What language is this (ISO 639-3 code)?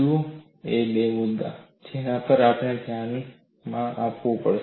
guj